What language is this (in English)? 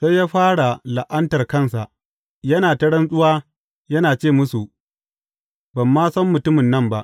Hausa